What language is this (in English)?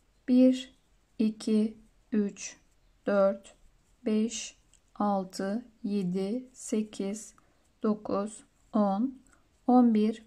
Turkish